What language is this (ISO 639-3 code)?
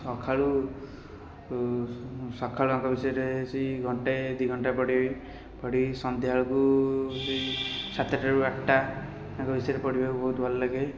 ori